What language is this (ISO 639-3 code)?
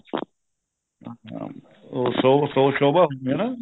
pan